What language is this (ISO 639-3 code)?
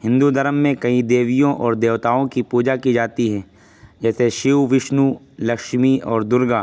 urd